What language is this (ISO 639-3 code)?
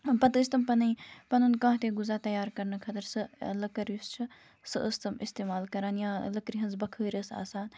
kas